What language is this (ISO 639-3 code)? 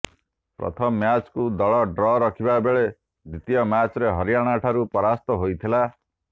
ori